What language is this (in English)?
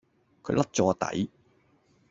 Cantonese